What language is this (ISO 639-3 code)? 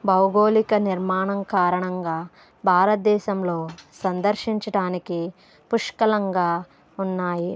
tel